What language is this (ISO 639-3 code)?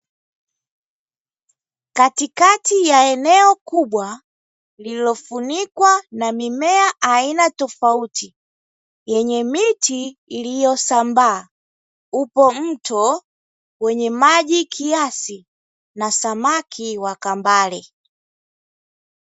swa